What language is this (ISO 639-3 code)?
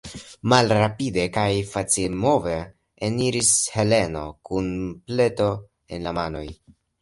epo